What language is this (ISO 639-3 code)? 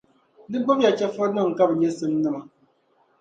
dag